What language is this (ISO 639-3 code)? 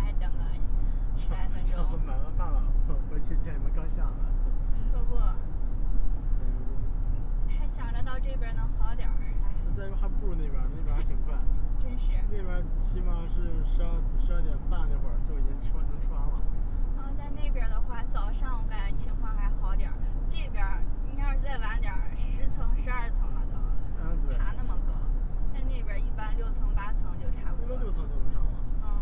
zho